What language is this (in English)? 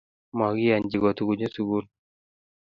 Kalenjin